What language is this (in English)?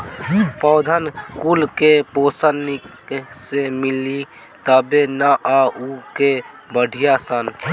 Bhojpuri